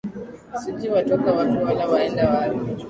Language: Swahili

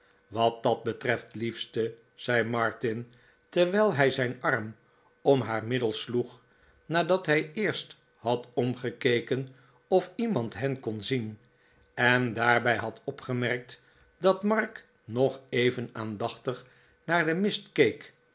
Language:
Dutch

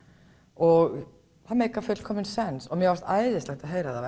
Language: Icelandic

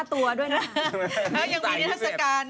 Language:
Thai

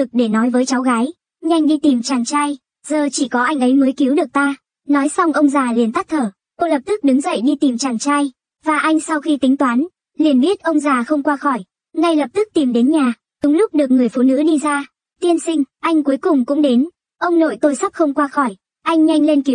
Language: Vietnamese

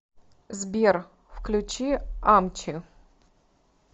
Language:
Russian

